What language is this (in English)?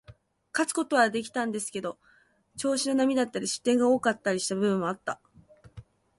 Japanese